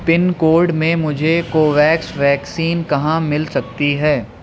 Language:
Urdu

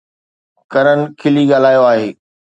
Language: Sindhi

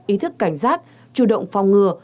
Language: Vietnamese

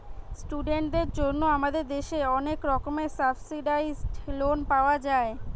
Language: Bangla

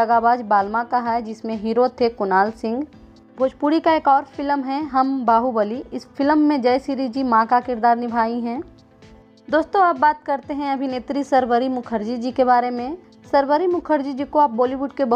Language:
Hindi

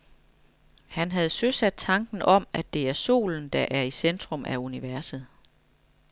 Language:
Danish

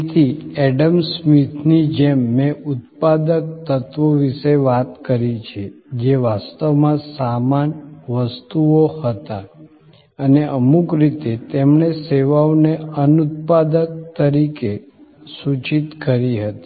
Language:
Gujarati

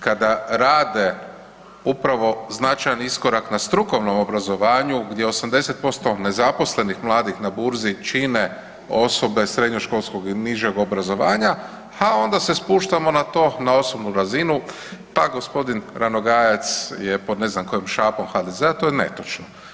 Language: Croatian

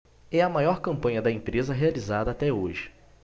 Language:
Portuguese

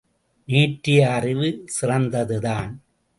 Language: Tamil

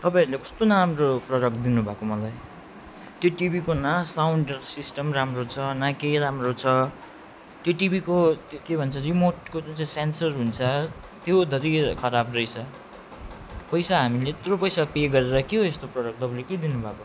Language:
Nepali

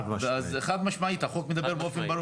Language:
Hebrew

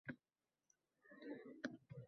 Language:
Uzbek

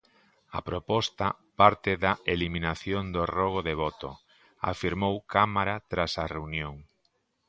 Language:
Galician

